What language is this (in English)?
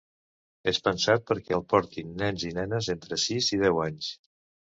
Catalan